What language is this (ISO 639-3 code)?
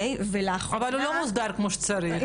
heb